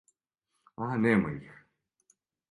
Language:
Serbian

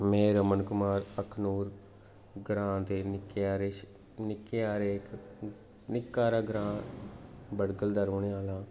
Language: Dogri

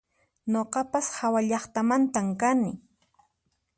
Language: Puno Quechua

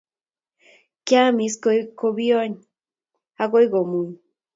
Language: Kalenjin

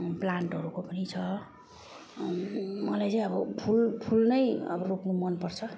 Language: Nepali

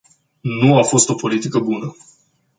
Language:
Romanian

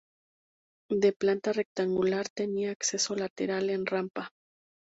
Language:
Spanish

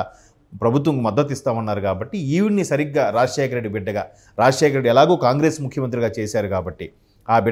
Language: Telugu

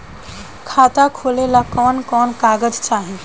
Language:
Bhojpuri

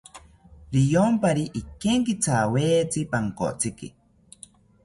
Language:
South Ucayali Ashéninka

